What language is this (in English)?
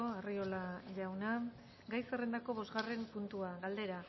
Basque